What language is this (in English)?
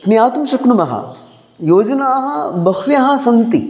Sanskrit